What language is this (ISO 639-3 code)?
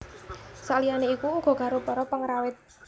jav